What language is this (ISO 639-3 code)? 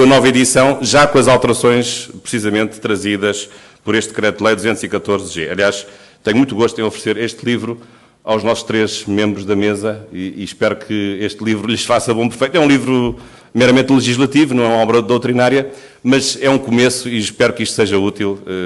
por